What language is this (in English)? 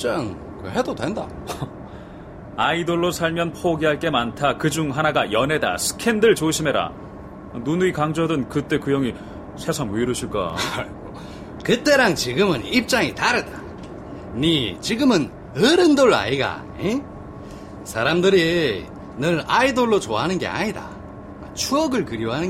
Korean